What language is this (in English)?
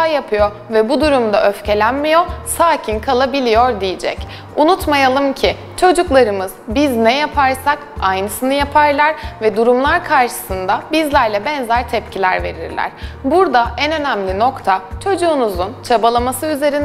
Turkish